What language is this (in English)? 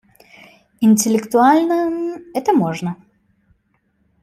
Russian